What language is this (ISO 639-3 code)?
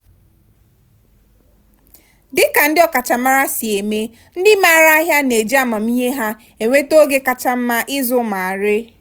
ibo